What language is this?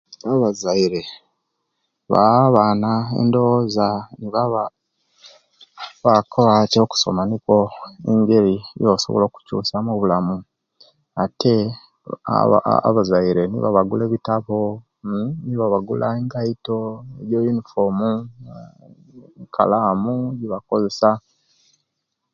Kenyi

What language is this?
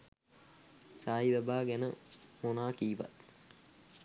Sinhala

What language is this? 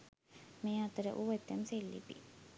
Sinhala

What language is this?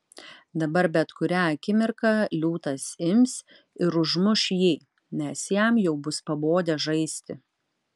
Lithuanian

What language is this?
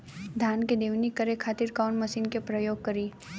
Bhojpuri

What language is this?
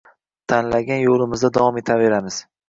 Uzbek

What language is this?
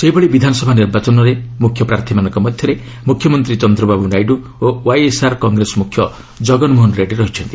Odia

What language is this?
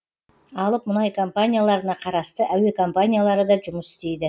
Kazakh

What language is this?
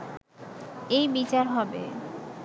Bangla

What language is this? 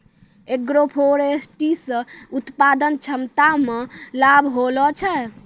Maithili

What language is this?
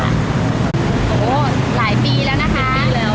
Thai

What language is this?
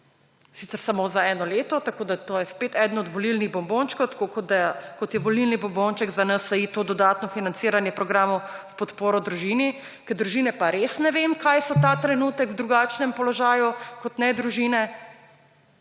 Slovenian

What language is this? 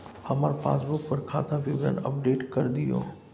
Maithili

